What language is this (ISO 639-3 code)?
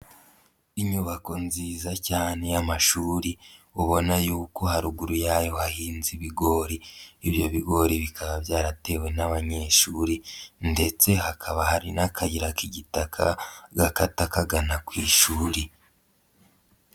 kin